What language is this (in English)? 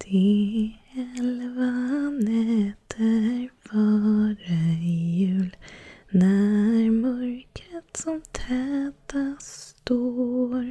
Swedish